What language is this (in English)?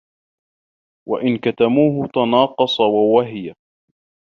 Arabic